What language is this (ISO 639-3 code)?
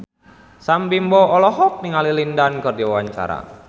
sun